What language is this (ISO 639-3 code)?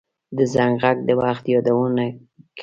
pus